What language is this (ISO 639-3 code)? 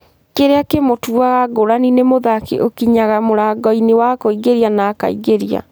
kik